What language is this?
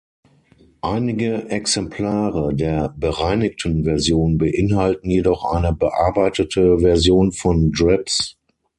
German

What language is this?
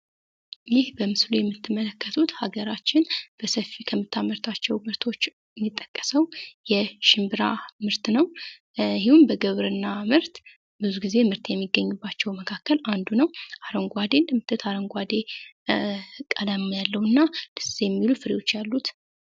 Amharic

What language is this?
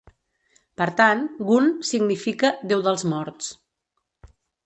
Catalan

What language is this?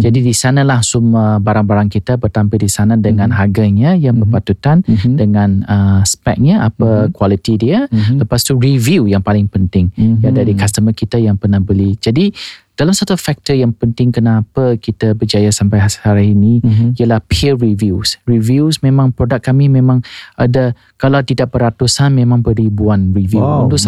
Malay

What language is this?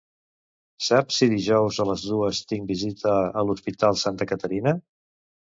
Catalan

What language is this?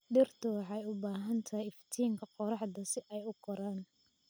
Somali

